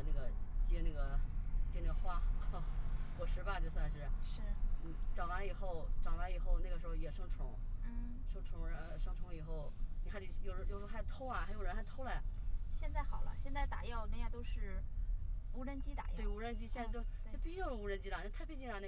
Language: Chinese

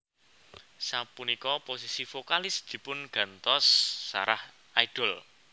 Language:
Javanese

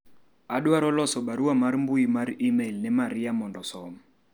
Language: Luo (Kenya and Tanzania)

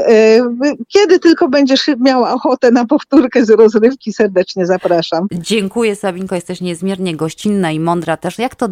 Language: Polish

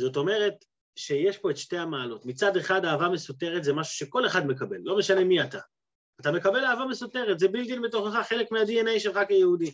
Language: Hebrew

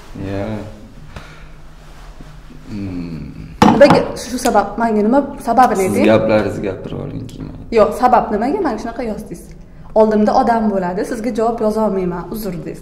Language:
Turkish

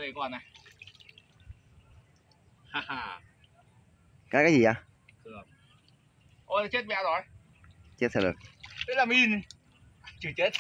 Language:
Vietnamese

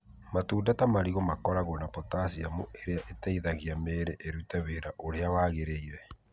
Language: Kikuyu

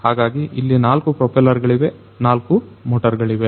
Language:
Kannada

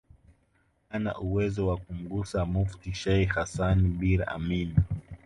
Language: Swahili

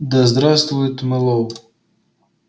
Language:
Russian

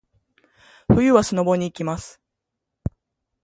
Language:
Japanese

